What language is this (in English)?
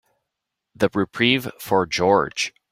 English